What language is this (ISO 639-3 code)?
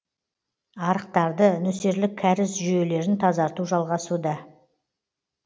kaz